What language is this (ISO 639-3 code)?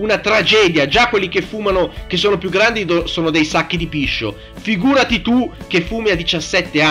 ita